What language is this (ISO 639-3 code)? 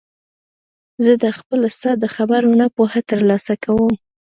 pus